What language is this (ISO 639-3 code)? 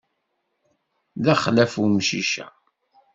kab